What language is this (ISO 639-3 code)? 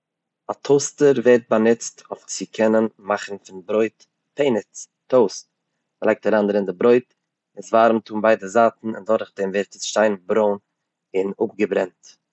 yid